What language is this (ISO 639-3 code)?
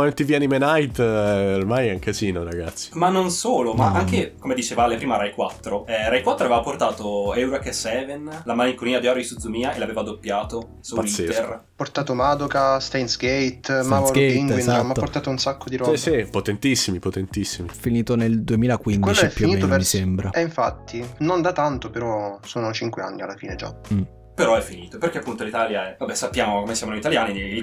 ita